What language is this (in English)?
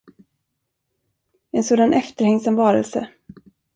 Swedish